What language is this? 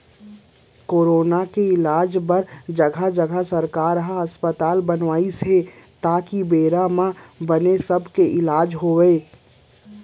Chhattisgarhi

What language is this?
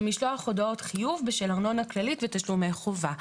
Hebrew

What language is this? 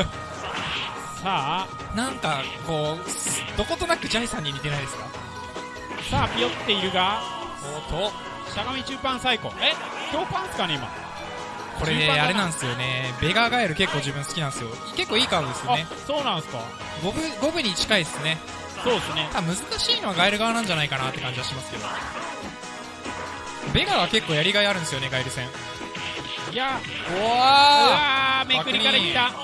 Japanese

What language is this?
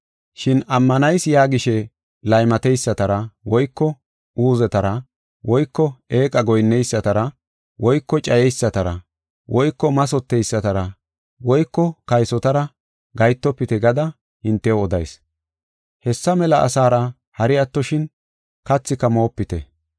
Gofa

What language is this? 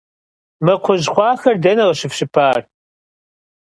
Kabardian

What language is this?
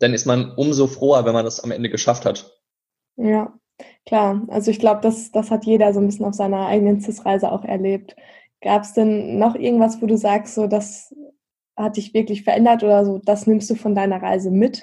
German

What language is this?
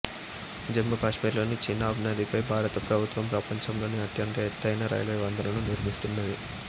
Telugu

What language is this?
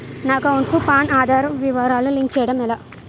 Telugu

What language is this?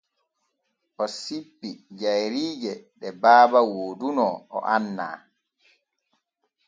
Borgu Fulfulde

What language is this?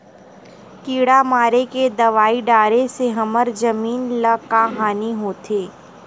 Chhattisgarhi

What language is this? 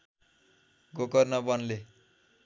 Nepali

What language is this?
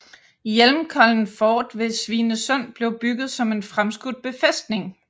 Danish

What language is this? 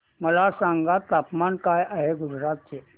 Marathi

